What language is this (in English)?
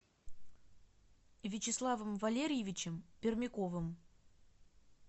Russian